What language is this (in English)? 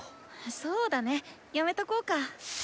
Japanese